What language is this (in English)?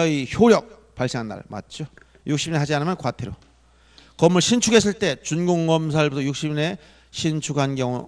Korean